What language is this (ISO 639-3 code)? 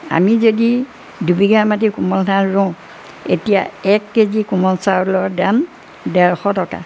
asm